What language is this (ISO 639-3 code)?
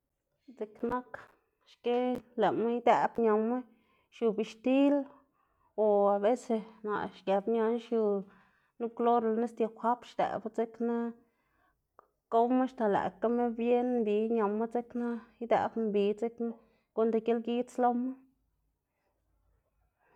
ztg